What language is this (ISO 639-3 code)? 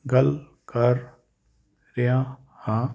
pan